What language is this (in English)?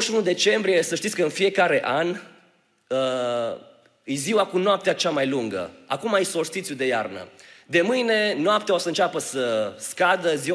Romanian